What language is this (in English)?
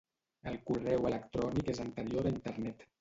Catalan